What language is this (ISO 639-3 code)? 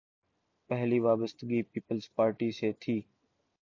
urd